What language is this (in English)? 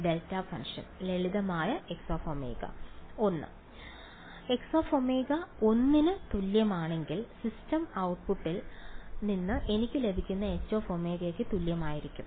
Malayalam